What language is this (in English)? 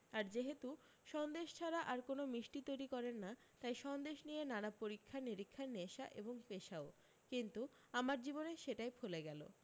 Bangla